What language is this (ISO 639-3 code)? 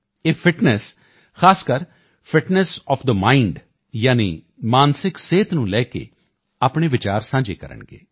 pan